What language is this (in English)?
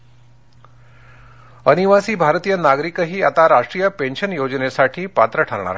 Marathi